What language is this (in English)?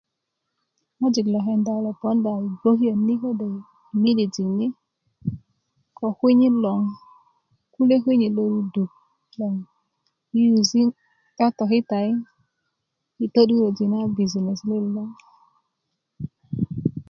Kuku